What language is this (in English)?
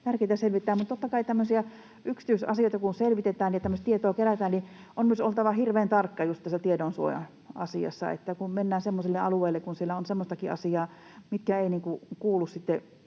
Finnish